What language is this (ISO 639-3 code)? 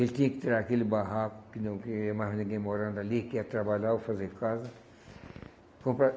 por